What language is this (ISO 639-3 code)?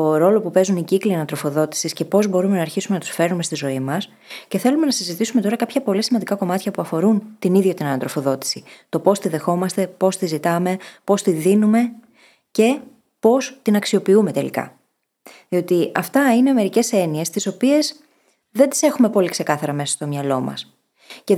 ell